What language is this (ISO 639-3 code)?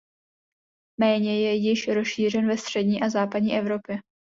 ces